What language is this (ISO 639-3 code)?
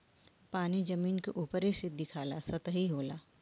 bho